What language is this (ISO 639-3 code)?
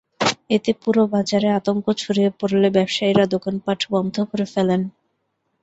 ben